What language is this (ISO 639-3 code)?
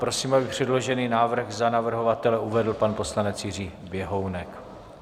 ces